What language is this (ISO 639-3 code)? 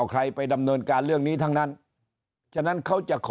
tha